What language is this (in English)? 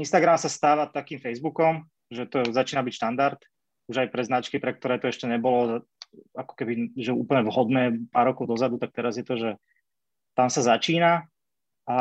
Slovak